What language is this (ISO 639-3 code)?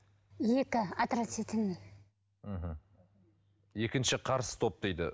kaz